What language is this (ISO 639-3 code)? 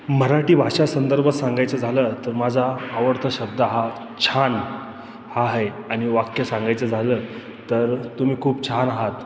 mar